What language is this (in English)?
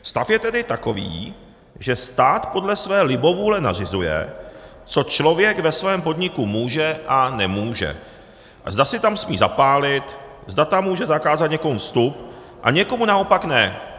Czech